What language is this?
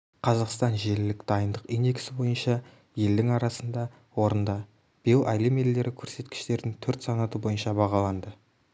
Kazakh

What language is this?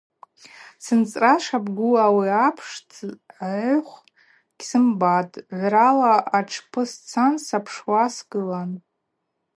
Abaza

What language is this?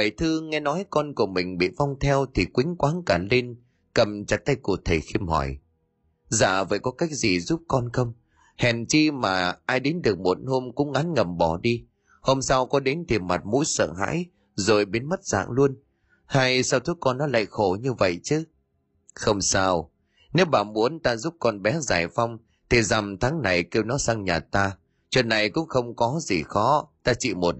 Vietnamese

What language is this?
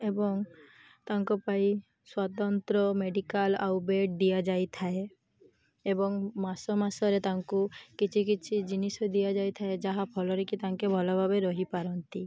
Odia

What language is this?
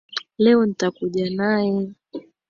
Swahili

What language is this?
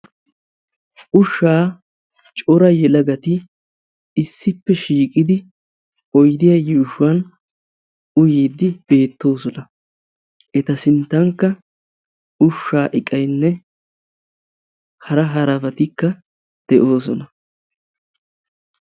Wolaytta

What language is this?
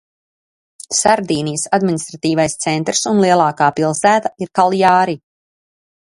Latvian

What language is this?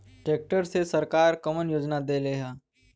Bhojpuri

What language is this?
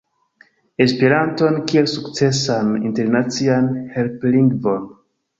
Esperanto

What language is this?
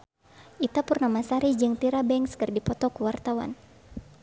Sundanese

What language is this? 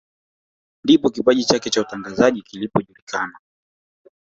Swahili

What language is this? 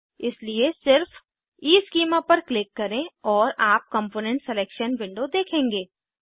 Hindi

